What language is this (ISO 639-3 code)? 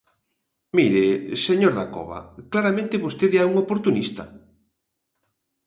glg